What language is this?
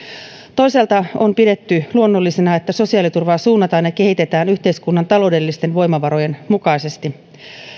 Finnish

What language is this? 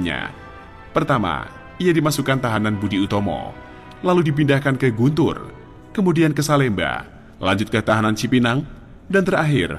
Indonesian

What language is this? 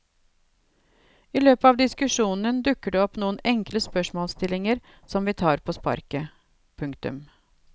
Norwegian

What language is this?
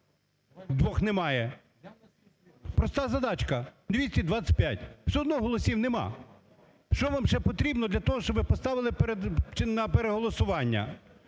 Ukrainian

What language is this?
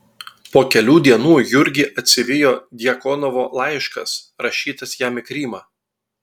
Lithuanian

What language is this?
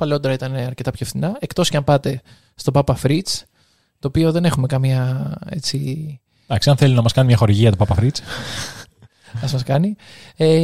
Greek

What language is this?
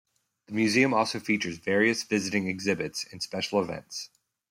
English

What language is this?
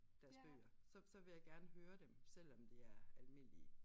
Danish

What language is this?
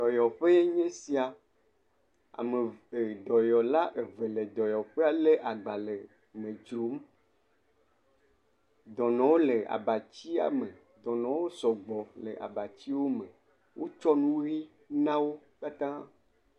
Ewe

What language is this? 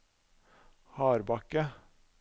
Norwegian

